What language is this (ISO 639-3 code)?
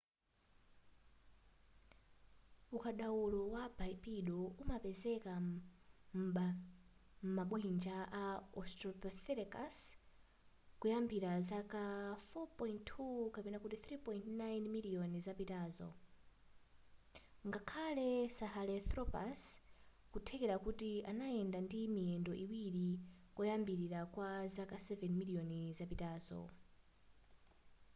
nya